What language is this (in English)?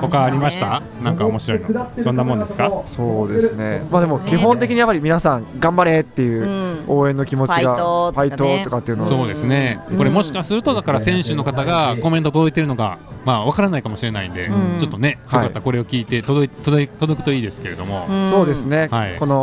Japanese